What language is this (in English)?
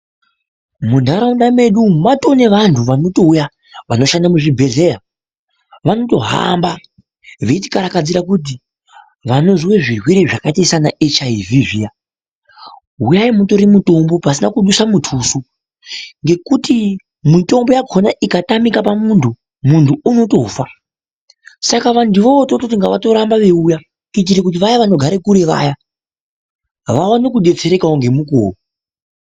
Ndau